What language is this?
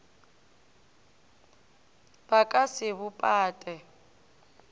Northern Sotho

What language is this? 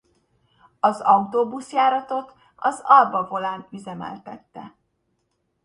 Hungarian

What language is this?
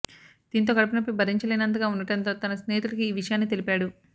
Telugu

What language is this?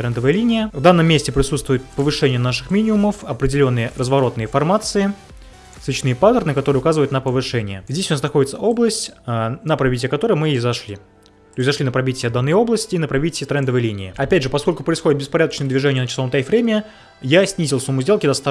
Russian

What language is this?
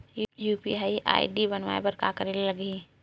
Chhattisgarhi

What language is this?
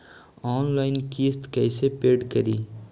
Magahi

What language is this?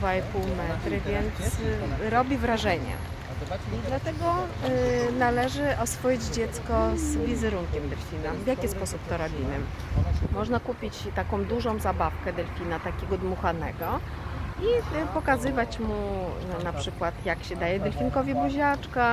Polish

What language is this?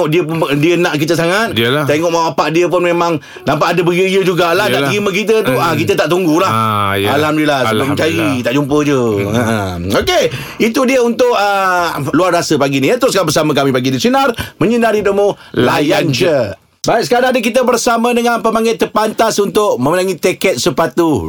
Malay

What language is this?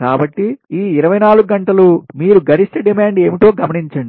Telugu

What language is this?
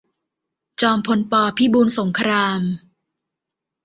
Thai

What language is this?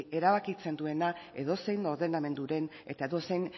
Basque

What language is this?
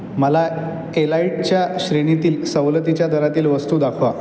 Marathi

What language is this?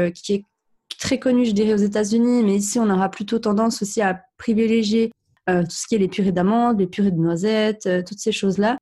French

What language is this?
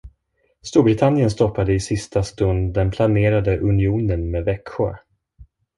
Swedish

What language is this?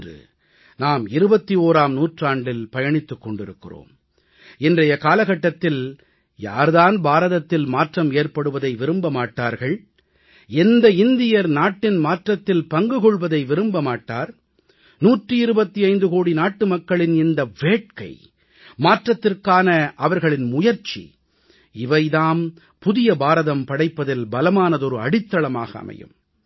Tamil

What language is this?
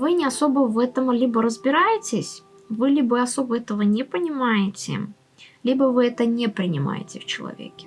Russian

